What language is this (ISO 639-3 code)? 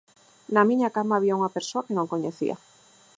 glg